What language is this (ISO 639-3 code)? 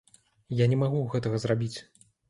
bel